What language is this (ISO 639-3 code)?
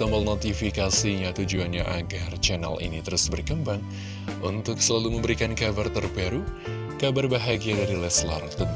ind